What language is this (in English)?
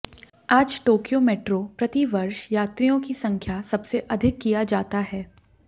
Hindi